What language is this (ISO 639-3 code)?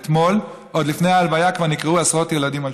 heb